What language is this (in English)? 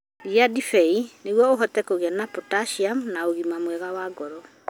Kikuyu